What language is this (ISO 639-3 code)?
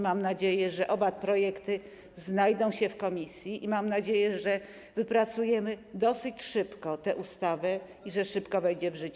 pol